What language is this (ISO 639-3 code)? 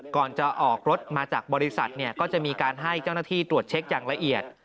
tha